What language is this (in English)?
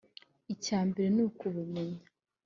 Kinyarwanda